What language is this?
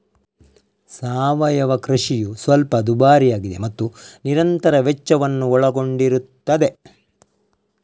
Kannada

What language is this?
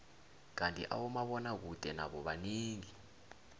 South Ndebele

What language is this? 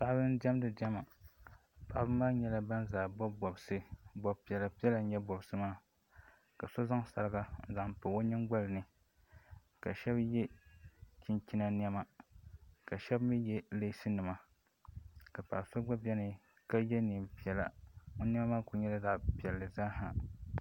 Dagbani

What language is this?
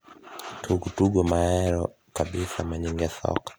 Luo (Kenya and Tanzania)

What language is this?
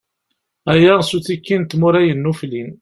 Kabyle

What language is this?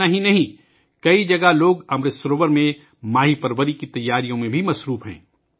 Urdu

